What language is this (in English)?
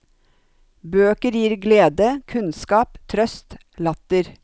Norwegian